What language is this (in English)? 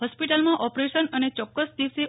Gujarati